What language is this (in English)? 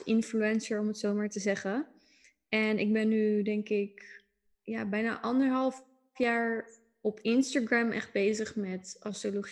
Dutch